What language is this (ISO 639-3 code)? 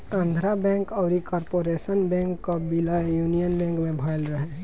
bho